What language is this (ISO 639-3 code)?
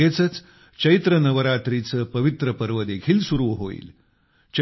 mar